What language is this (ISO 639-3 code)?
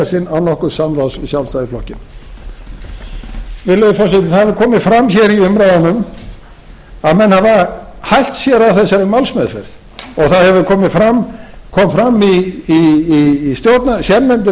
isl